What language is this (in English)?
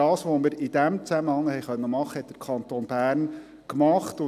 Swiss German